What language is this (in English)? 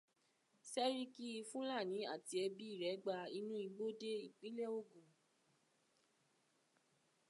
Yoruba